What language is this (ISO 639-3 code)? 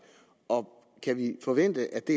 dan